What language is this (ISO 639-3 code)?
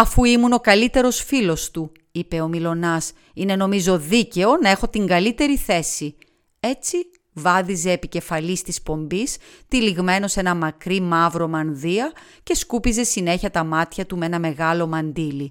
ell